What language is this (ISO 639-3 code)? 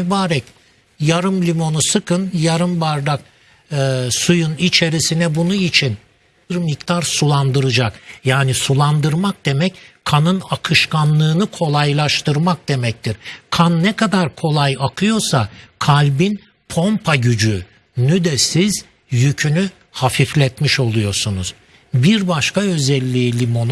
tur